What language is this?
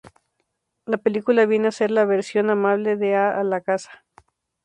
Spanish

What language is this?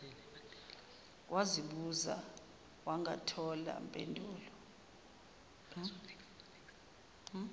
Zulu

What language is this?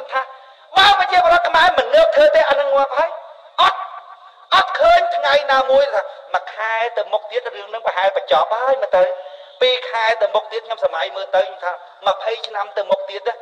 Thai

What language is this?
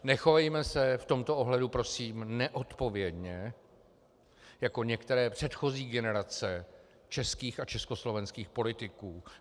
Czech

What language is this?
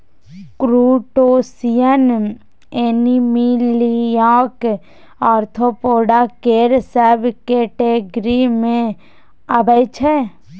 Maithili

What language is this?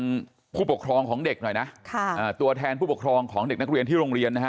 Thai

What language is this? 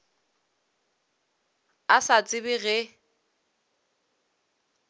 Northern Sotho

